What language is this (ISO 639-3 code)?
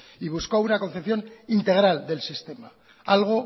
spa